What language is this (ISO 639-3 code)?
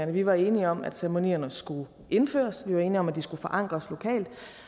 dan